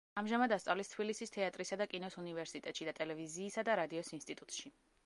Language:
Georgian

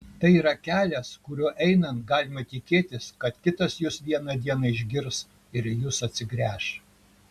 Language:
Lithuanian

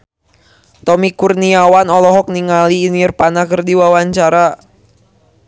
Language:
Sundanese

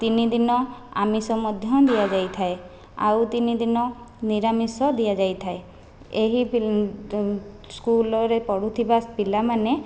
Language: Odia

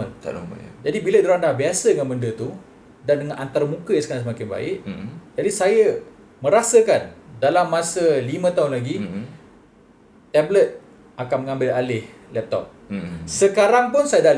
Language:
Malay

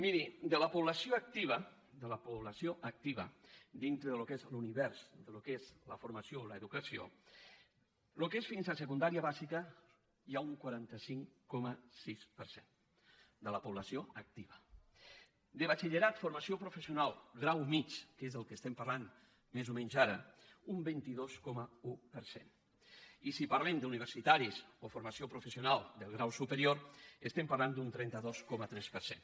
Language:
Catalan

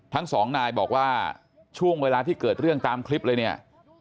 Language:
Thai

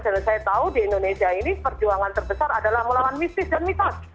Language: Indonesian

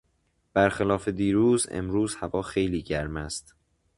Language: Persian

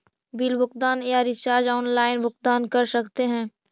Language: Magahi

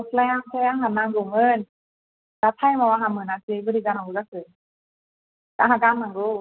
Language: Bodo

